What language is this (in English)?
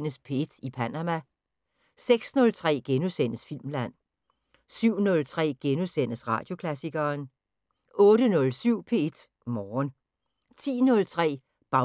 Danish